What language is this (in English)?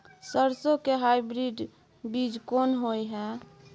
Maithili